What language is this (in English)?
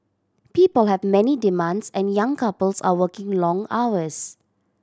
English